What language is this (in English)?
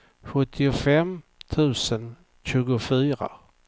Swedish